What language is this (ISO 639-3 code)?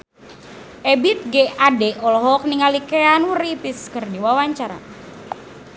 sun